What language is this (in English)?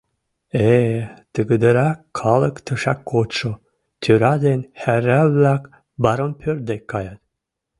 Mari